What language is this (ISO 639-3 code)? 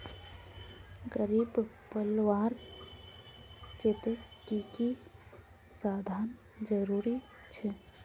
mag